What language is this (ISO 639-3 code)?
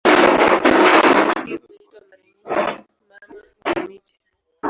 swa